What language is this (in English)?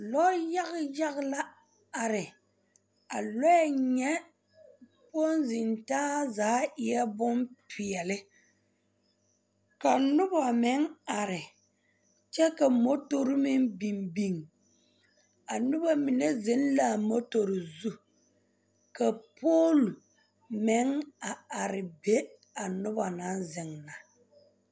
Southern Dagaare